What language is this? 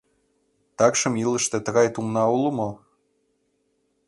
Mari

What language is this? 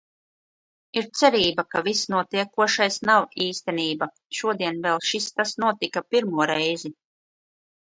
Latvian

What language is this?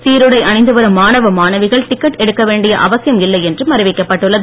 Tamil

